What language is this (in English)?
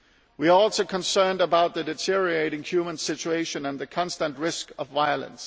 English